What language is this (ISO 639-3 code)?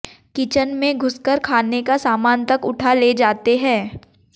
hin